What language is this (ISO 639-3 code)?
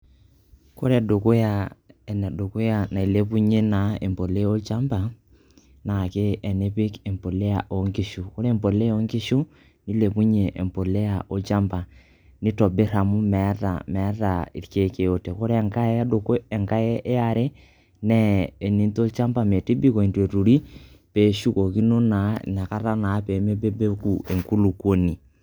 mas